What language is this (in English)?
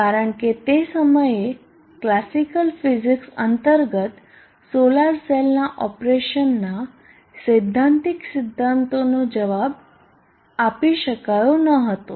Gujarati